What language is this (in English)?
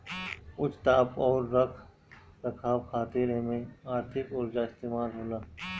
Bhojpuri